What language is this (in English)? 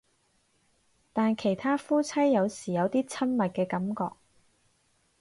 Cantonese